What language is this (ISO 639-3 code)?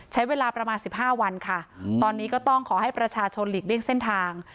tha